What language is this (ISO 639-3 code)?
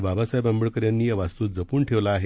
mar